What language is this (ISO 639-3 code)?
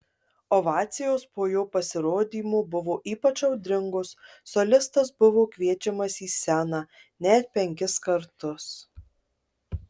lit